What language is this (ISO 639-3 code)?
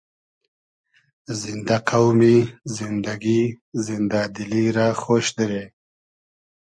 haz